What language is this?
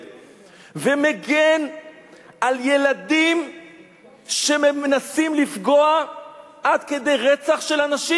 Hebrew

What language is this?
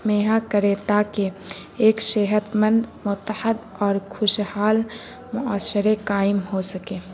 Urdu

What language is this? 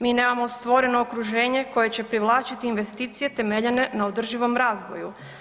Croatian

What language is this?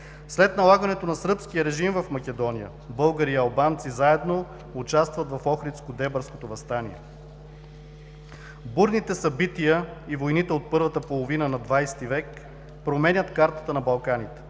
Bulgarian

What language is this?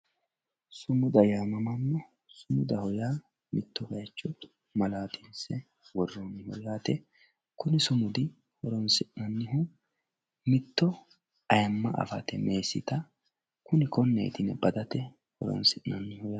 Sidamo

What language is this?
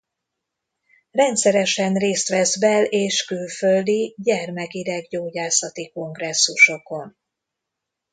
Hungarian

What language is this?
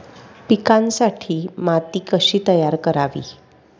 Marathi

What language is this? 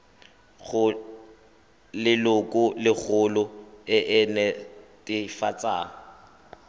Tswana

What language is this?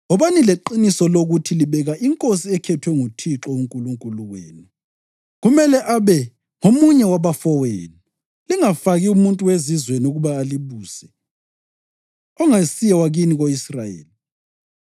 North Ndebele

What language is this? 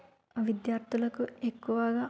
Telugu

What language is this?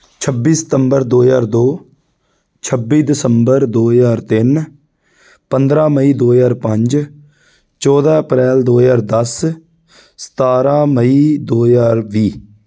Punjabi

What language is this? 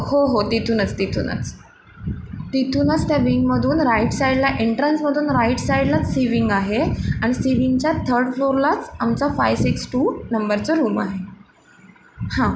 Marathi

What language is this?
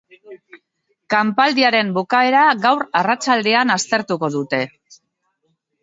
Basque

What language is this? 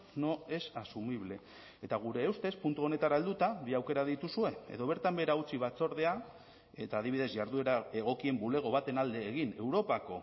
Basque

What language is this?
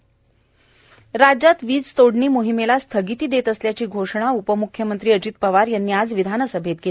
Marathi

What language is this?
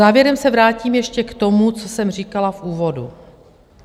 Czech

